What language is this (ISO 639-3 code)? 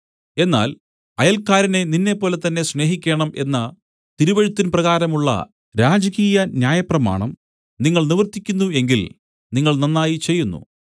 mal